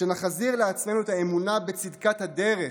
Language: Hebrew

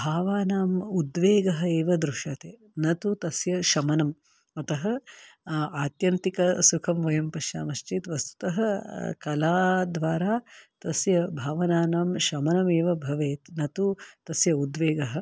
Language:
Sanskrit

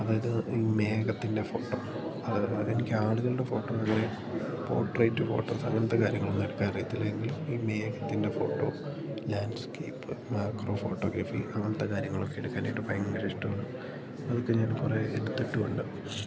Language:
Malayalam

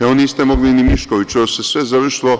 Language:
Serbian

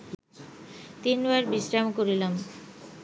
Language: Bangla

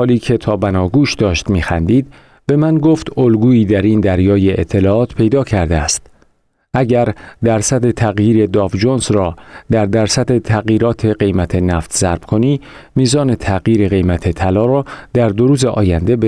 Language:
Persian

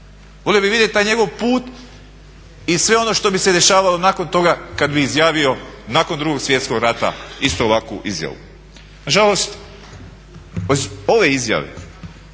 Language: Croatian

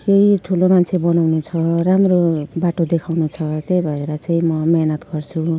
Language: Nepali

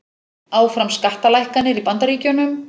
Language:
Icelandic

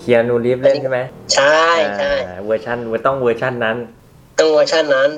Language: Thai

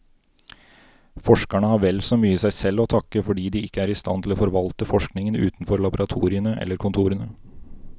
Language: Norwegian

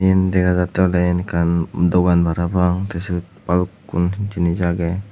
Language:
Chakma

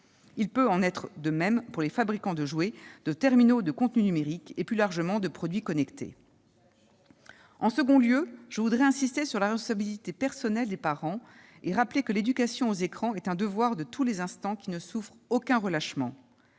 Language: French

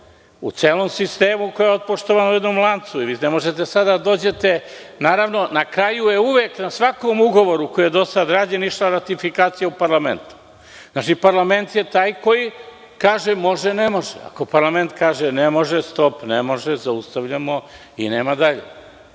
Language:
Serbian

